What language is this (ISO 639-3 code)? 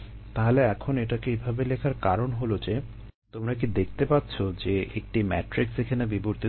ben